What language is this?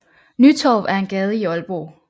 Danish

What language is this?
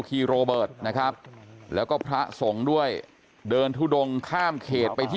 Thai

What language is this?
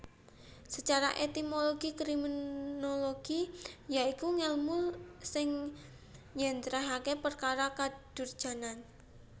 Javanese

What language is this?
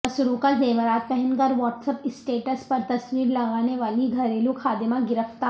Urdu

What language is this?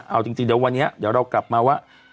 Thai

